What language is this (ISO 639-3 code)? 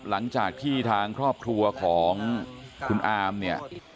tha